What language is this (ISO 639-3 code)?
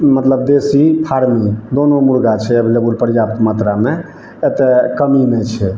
mai